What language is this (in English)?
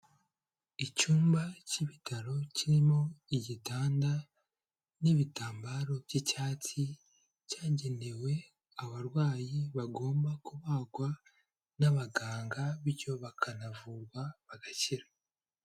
Kinyarwanda